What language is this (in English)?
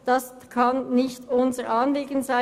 Swiss German